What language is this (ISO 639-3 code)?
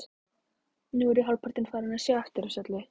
isl